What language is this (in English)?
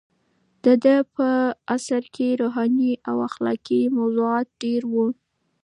Pashto